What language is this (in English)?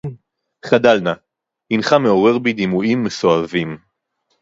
Hebrew